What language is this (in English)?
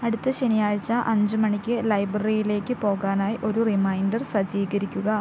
Malayalam